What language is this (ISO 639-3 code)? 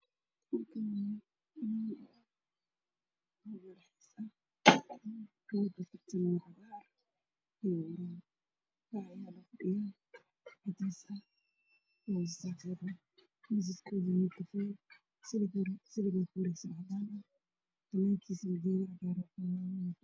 som